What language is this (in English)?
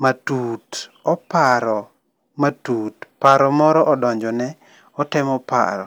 Luo (Kenya and Tanzania)